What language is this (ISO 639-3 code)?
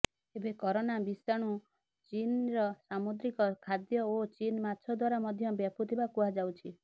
ori